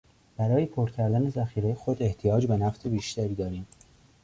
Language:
Persian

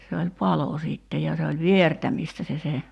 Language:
Finnish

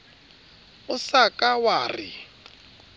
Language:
Southern Sotho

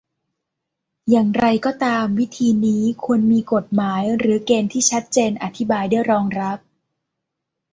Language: Thai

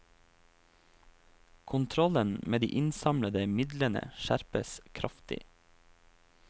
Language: Norwegian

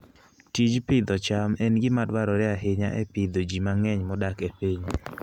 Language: Luo (Kenya and Tanzania)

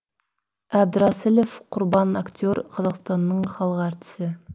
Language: Kazakh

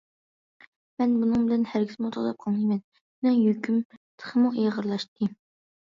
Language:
Uyghur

